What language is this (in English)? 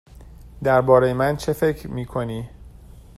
Persian